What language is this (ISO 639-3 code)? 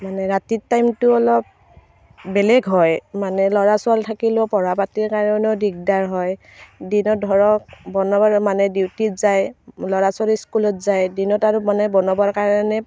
asm